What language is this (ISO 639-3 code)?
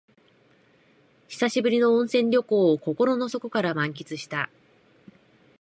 jpn